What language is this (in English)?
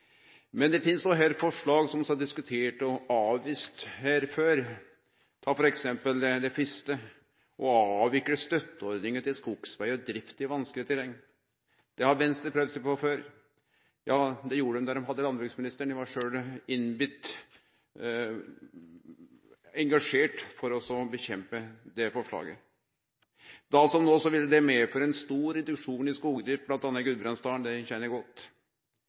Norwegian Nynorsk